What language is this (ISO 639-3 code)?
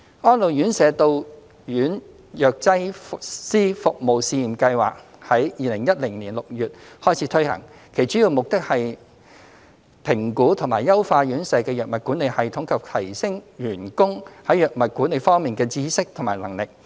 yue